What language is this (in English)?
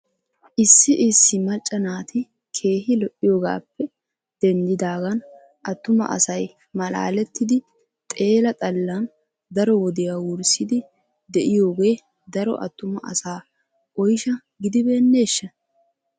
Wolaytta